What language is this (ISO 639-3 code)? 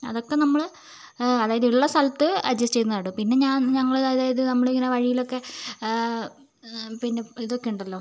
mal